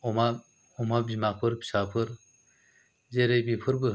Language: Bodo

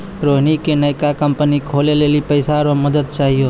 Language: Maithili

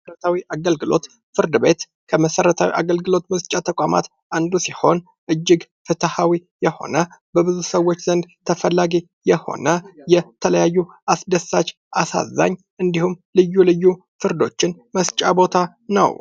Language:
Amharic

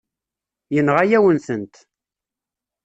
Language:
Kabyle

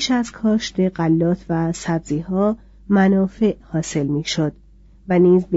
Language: Persian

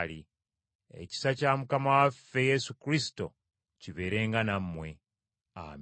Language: Ganda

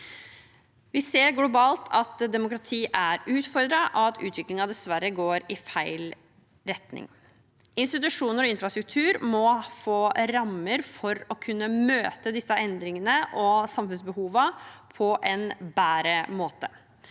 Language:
Norwegian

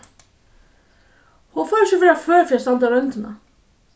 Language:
Faroese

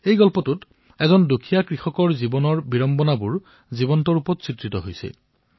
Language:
Assamese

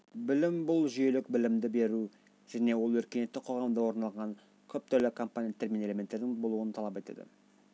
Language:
Kazakh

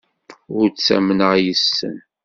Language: Kabyle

